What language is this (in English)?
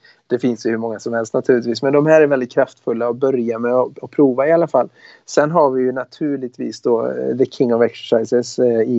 Swedish